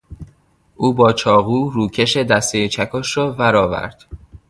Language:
Persian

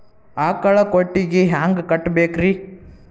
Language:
Kannada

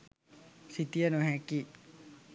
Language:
Sinhala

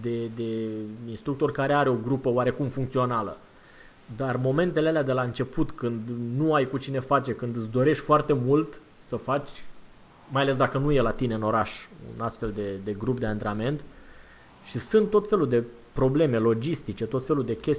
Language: Romanian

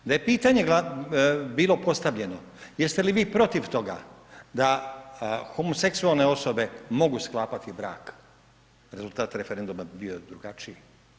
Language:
Croatian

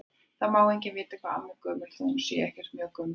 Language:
Icelandic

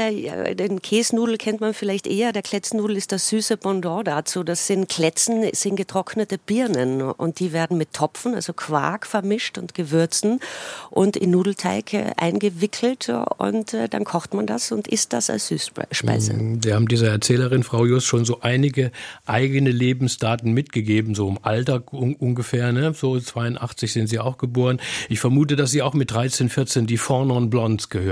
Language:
German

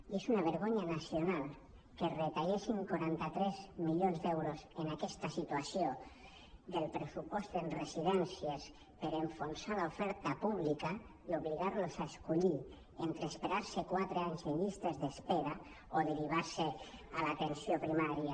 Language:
Catalan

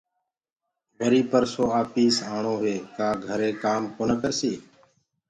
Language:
Gurgula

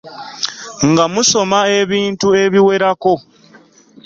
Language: Ganda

